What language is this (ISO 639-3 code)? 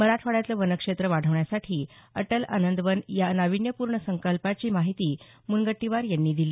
mar